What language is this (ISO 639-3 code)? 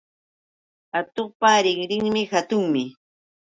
qux